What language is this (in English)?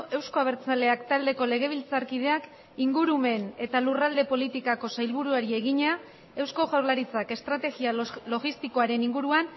Basque